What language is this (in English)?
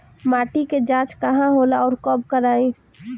Bhojpuri